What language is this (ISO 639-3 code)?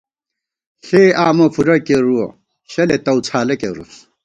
gwt